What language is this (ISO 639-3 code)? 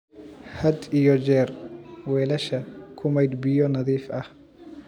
som